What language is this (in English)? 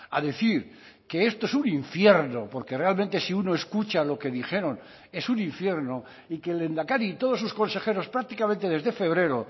Spanish